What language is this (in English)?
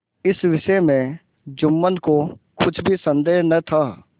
Hindi